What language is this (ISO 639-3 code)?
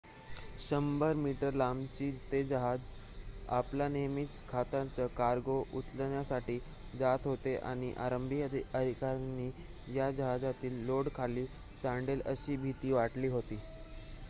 mar